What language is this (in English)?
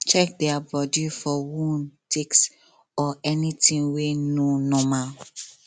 Nigerian Pidgin